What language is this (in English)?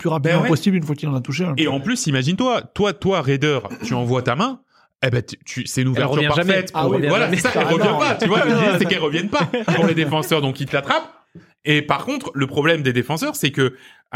French